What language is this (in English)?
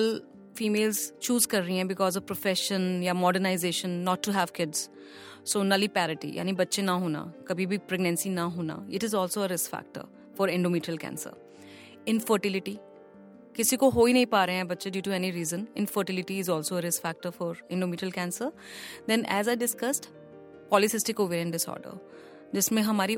Hindi